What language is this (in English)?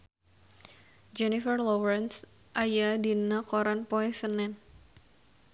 Sundanese